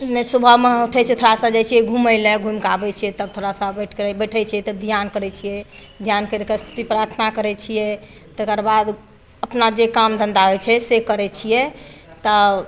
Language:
Maithili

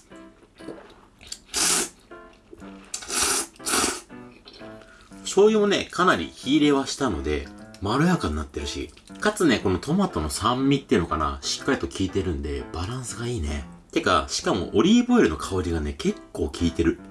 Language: Japanese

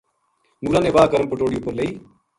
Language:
Gujari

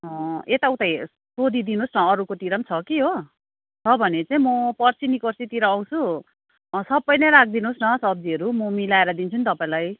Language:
Nepali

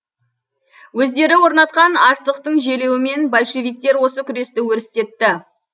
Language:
Kazakh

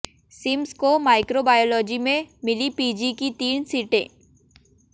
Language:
Hindi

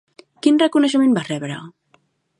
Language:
Catalan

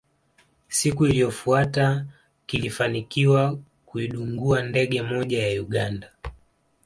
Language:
Swahili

